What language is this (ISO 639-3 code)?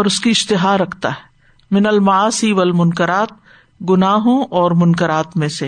urd